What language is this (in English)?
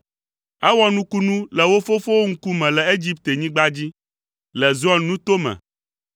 Ewe